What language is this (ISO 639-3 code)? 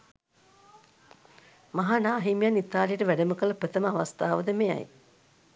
sin